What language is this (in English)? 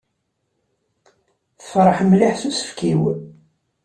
Kabyle